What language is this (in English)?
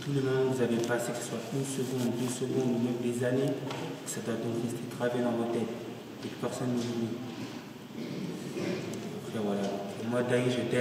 French